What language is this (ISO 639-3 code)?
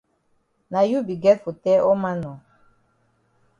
wes